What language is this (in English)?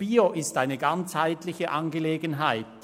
Swiss German